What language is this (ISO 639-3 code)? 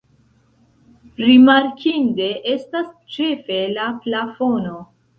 epo